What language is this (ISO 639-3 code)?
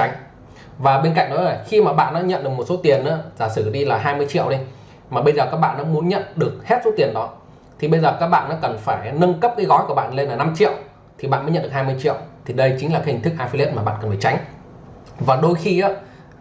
vie